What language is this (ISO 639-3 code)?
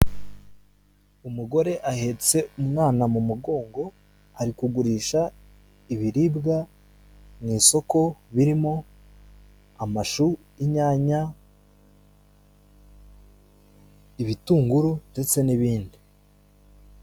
kin